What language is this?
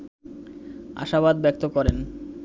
Bangla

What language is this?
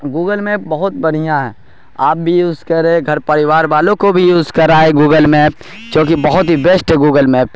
Urdu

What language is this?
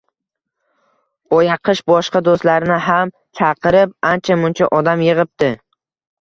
Uzbek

